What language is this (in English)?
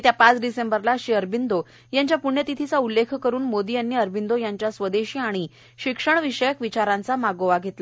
Marathi